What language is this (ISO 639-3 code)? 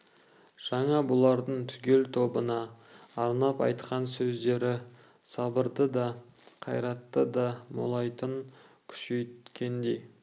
kaz